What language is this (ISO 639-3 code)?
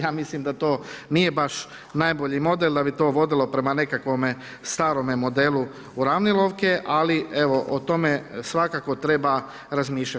hrv